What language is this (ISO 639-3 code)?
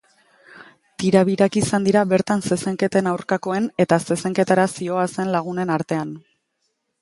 eus